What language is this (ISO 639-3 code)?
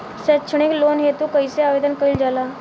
bho